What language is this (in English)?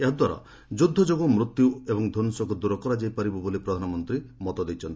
Odia